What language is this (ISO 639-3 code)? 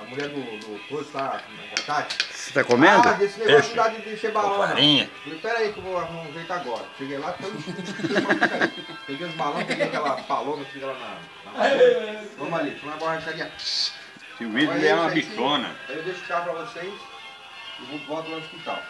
por